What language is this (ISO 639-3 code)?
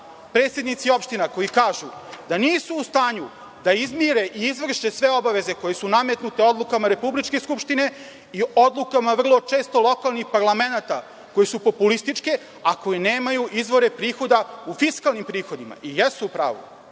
srp